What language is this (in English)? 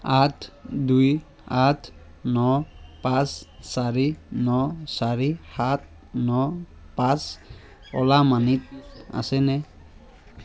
Assamese